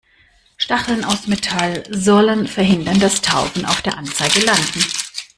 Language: German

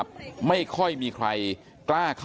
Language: Thai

